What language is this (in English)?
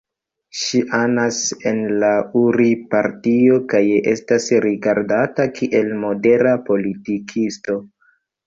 Esperanto